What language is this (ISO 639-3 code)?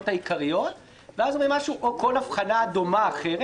heb